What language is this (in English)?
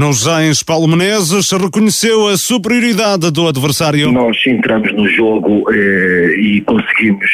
Portuguese